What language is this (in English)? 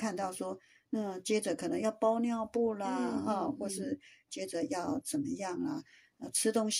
Chinese